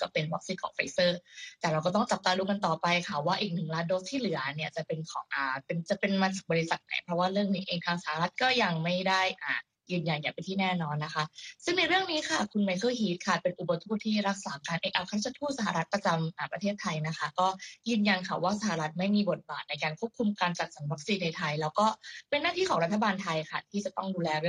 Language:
Thai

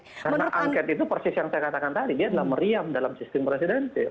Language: Indonesian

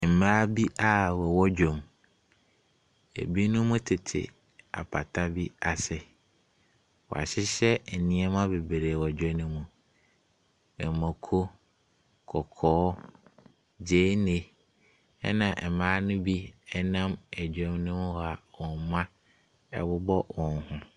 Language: Akan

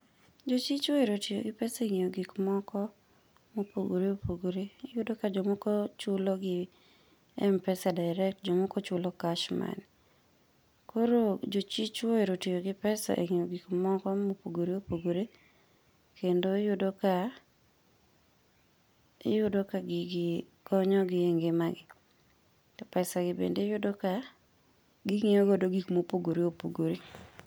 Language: Luo (Kenya and Tanzania)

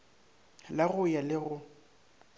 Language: Northern Sotho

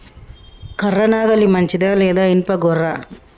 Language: Telugu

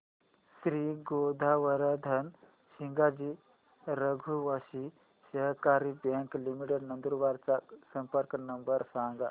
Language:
Marathi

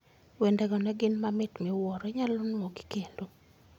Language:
Luo (Kenya and Tanzania)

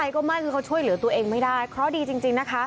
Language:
Thai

